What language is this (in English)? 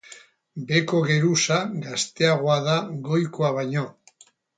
Basque